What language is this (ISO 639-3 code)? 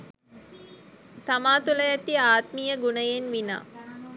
sin